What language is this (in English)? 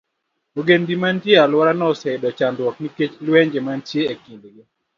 Luo (Kenya and Tanzania)